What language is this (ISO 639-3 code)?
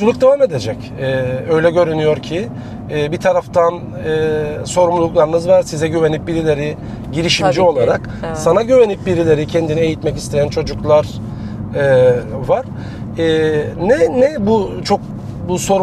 tur